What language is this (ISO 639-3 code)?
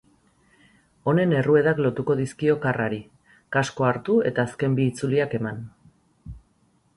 eus